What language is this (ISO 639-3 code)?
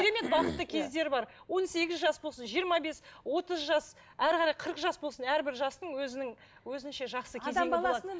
kaz